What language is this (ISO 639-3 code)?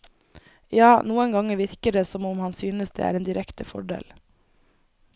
nor